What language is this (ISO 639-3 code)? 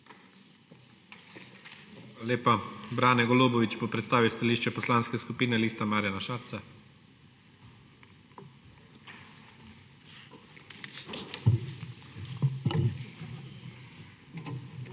slv